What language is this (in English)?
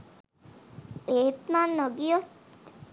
Sinhala